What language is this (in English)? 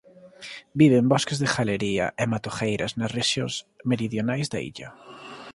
Galician